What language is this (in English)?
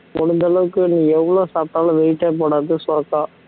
Tamil